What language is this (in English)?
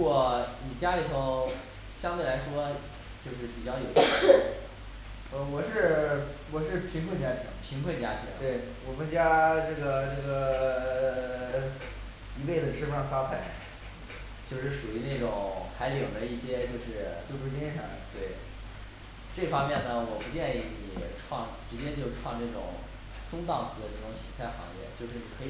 Chinese